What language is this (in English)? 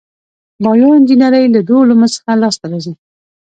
Pashto